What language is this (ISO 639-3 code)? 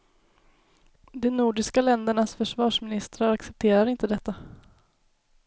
swe